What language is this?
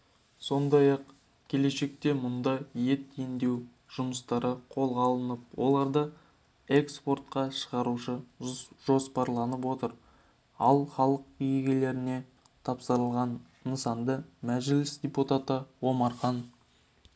Kazakh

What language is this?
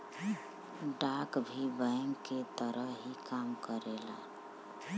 Bhojpuri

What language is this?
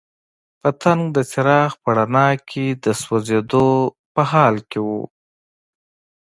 Pashto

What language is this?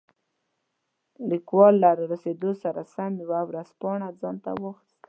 Pashto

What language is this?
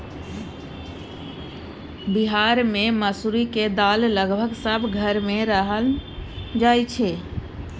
Maithili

